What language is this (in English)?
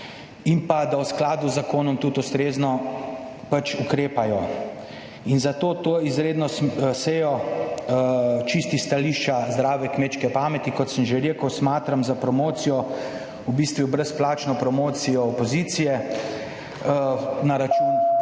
Slovenian